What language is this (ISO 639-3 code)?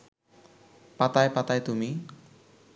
ben